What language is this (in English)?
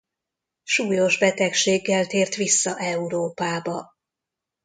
Hungarian